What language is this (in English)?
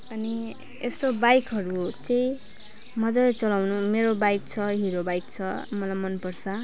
Nepali